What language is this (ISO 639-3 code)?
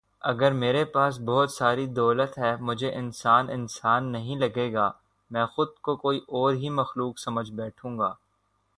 urd